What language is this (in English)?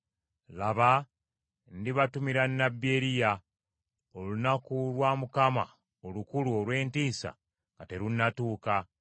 Ganda